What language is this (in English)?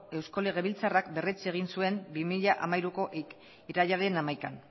Basque